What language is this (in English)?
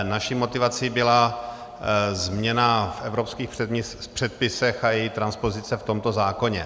Czech